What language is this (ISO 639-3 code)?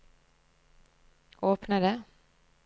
nor